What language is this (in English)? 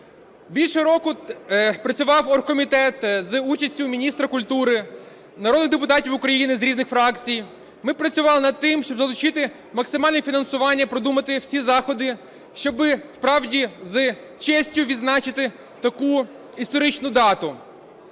Ukrainian